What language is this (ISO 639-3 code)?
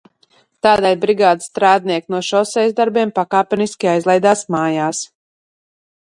lav